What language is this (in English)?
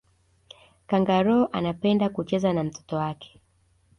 Swahili